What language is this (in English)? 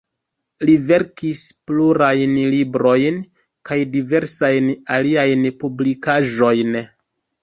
Esperanto